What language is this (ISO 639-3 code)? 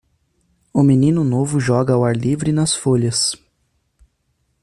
por